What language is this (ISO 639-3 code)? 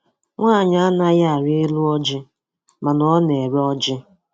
ibo